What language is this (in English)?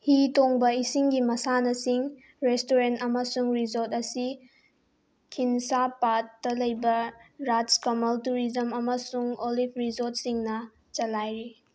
Manipuri